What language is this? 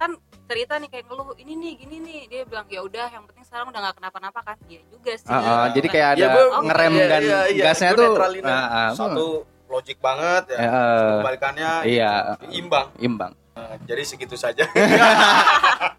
Indonesian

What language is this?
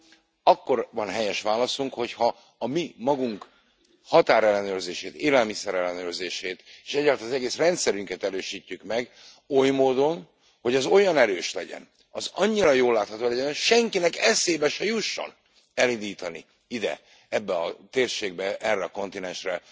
Hungarian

